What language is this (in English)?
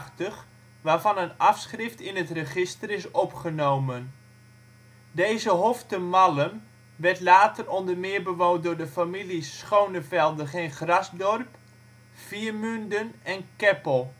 Dutch